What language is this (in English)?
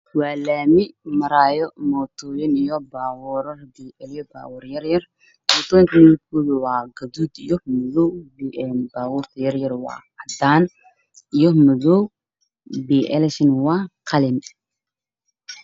Somali